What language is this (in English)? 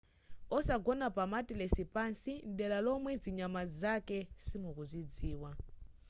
Nyanja